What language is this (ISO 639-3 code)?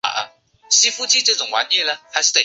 zho